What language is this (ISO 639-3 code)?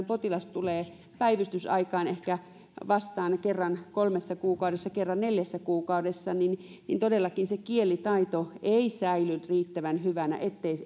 fin